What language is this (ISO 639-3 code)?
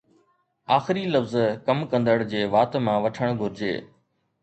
snd